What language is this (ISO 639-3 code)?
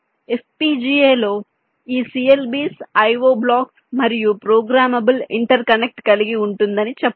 tel